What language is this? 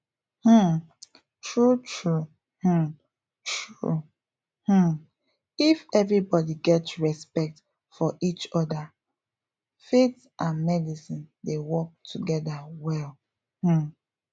Nigerian Pidgin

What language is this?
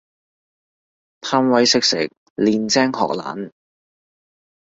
Cantonese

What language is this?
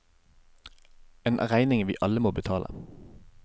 Norwegian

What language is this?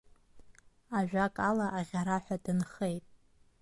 Abkhazian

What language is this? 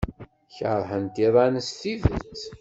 Kabyle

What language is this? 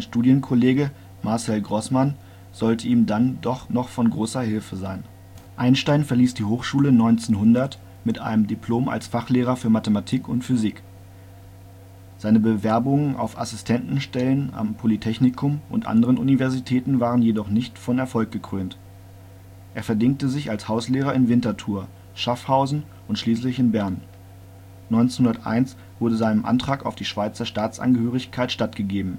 German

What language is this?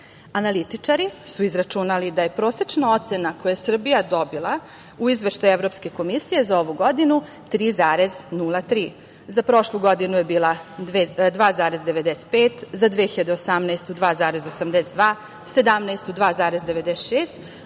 Serbian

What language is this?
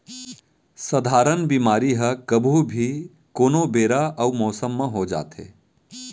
Chhattisgarhi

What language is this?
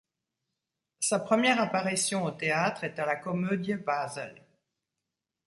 French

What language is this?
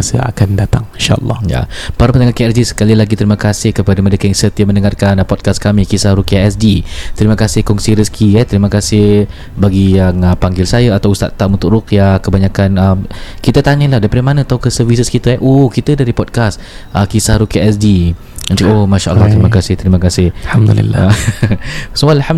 Malay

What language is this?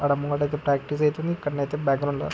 Telugu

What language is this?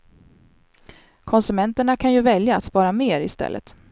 Swedish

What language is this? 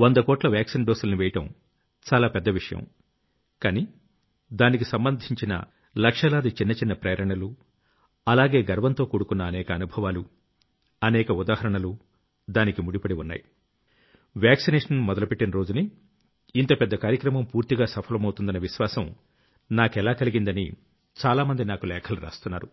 Telugu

